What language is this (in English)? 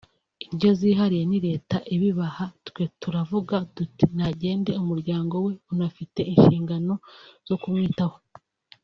Kinyarwanda